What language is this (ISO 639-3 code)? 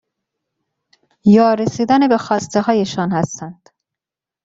fas